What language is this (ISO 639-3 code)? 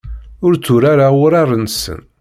kab